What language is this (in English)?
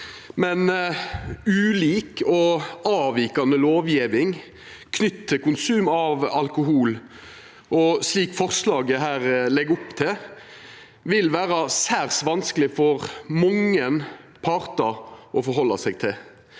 Norwegian